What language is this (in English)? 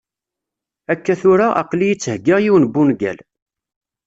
Kabyle